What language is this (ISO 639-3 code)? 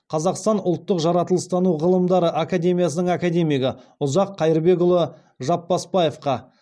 kaz